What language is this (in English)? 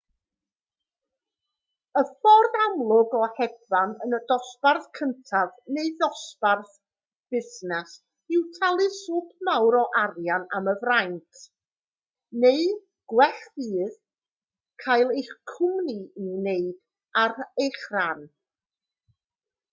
Welsh